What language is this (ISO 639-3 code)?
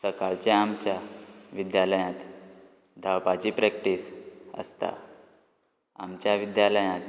kok